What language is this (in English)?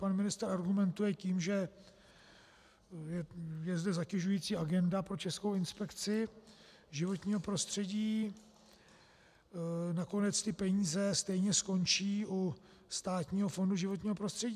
Czech